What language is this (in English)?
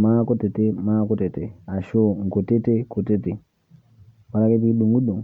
Masai